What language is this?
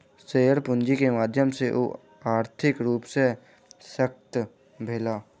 Maithili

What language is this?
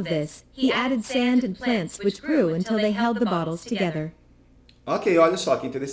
Portuguese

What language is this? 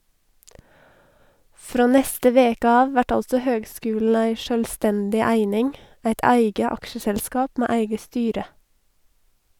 Norwegian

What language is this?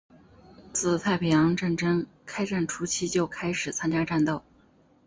Chinese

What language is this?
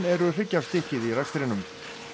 Icelandic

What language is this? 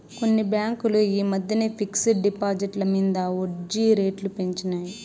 Telugu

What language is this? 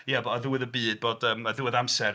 Welsh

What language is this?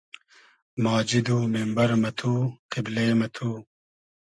Hazaragi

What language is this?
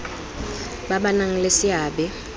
Tswana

